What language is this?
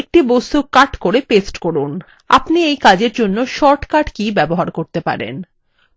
Bangla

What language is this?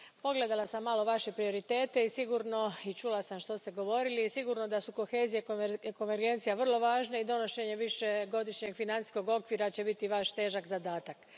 Croatian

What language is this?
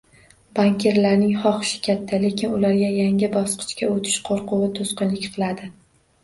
Uzbek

